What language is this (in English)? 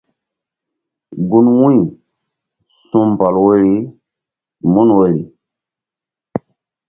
Mbum